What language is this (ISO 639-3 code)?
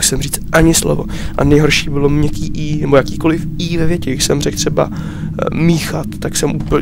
ces